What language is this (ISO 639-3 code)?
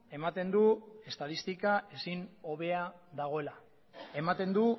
eus